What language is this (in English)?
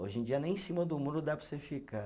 Portuguese